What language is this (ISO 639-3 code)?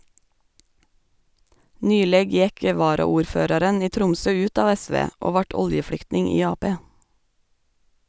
nor